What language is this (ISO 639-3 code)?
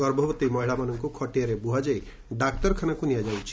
ori